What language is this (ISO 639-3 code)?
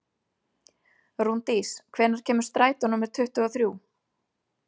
isl